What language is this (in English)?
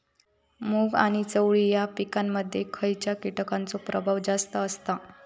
Marathi